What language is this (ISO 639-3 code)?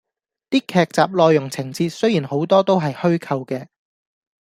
yue